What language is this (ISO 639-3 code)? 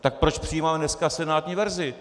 ces